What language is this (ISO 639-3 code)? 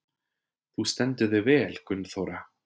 isl